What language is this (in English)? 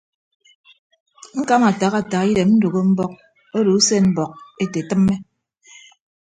Ibibio